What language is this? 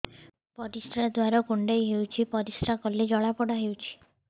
Odia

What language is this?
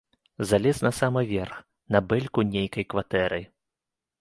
Belarusian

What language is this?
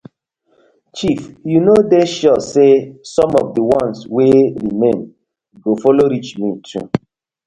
Nigerian Pidgin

